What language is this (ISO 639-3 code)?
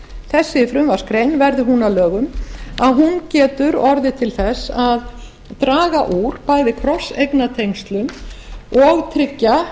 isl